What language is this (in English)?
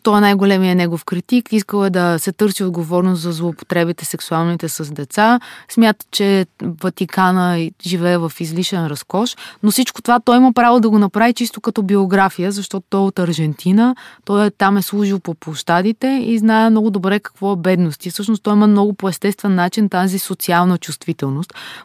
Bulgarian